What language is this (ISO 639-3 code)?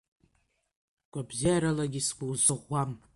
abk